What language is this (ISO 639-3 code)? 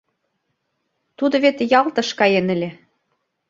chm